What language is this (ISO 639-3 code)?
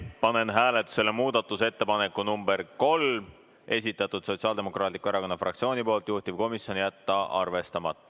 est